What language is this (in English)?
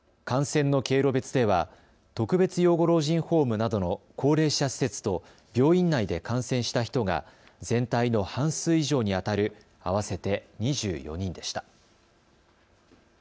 Japanese